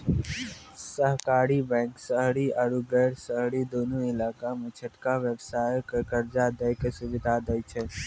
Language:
Maithili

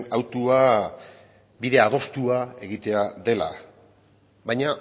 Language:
Basque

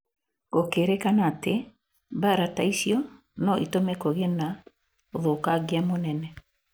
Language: Kikuyu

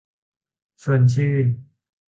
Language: Thai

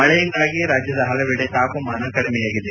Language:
Kannada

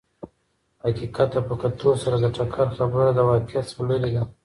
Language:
Pashto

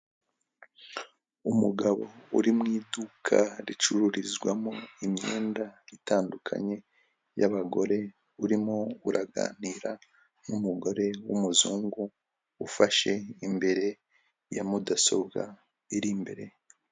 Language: Kinyarwanda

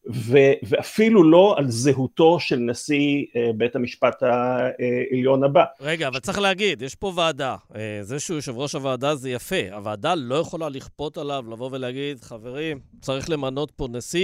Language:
Hebrew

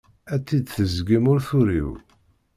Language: Kabyle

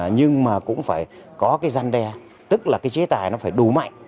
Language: Vietnamese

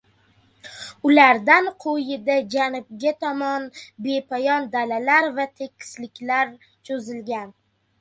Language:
Uzbek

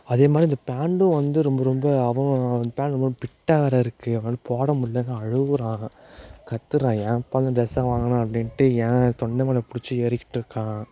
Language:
Tamil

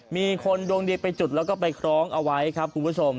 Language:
Thai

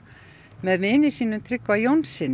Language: Icelandic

